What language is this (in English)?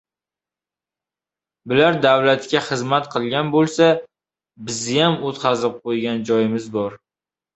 Uzbek